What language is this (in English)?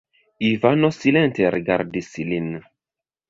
Esperanto